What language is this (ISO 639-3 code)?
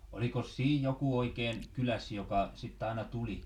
fin